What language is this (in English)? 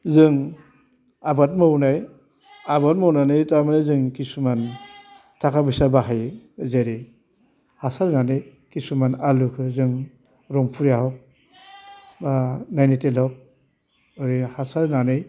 Bodo